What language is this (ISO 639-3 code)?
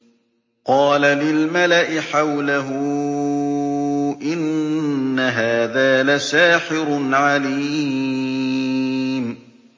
ara